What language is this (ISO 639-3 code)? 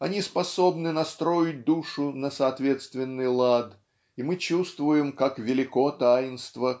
rus